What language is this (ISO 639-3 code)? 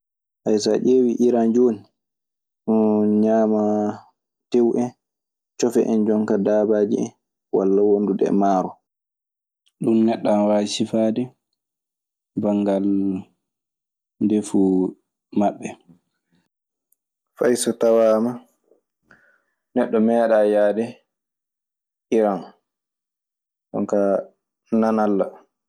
ffm